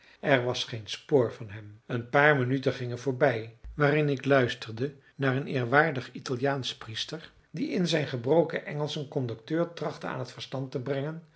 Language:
Dutch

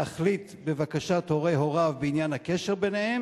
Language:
Hebrew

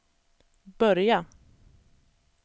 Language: Swedish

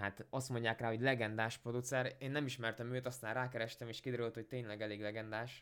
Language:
Hungarian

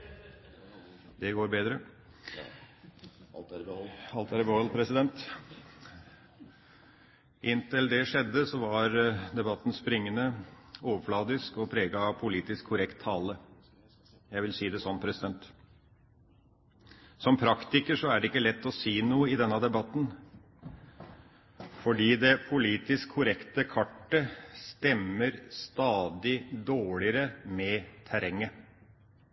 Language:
Norwegian Bokmål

